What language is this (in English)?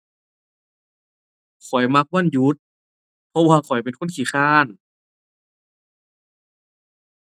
Thai